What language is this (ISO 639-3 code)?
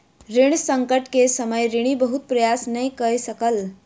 mai